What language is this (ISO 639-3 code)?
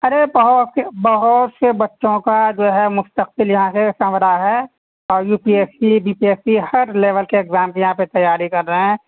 urd